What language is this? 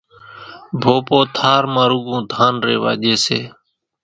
Kachi Koli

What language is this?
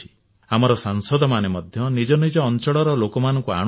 Odia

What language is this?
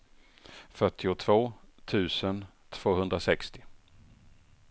Swedish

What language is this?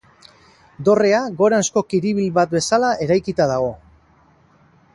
Basque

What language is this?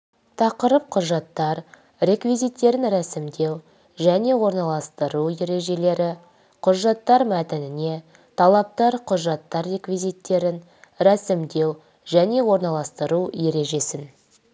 Kazakh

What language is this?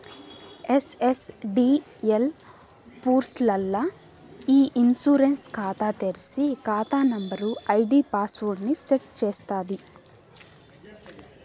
Telugu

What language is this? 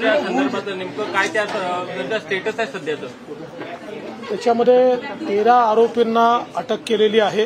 Marathi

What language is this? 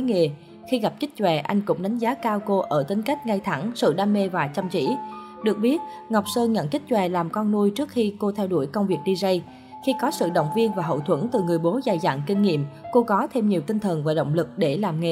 Vietnamese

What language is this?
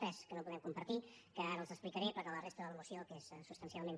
Catalan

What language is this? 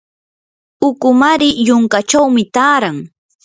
Yanahuanca Pasco Quechua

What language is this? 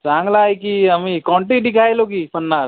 Marathi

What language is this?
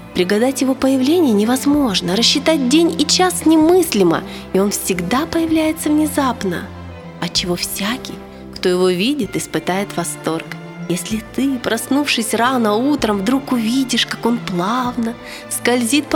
Russian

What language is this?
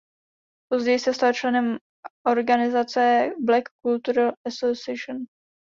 Czech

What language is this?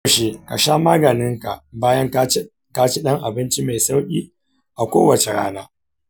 Hausa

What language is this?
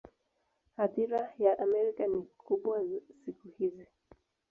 Swahili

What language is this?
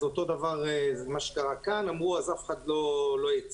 Hebrew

